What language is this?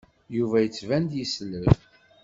Kabyle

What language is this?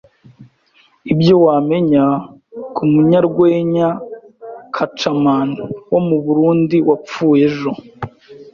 Kinyarwanda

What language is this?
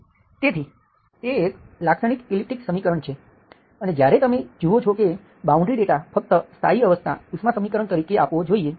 Gujarati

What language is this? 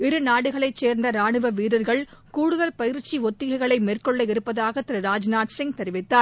Tamil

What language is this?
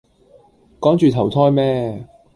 Cantonese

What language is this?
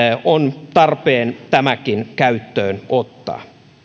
Finnish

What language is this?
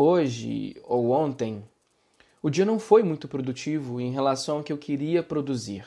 Portuguese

